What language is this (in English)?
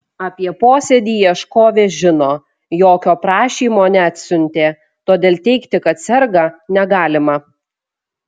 Lithuanian